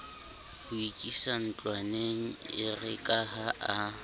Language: Southern Sotho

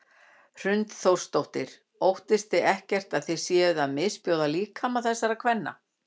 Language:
Icelandic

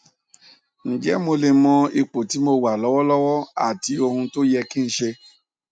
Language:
Yoruba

